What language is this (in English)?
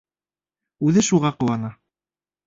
Bashkir